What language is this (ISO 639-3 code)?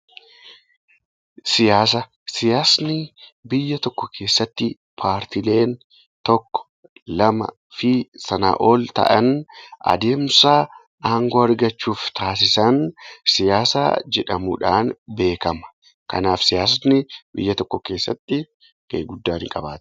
orm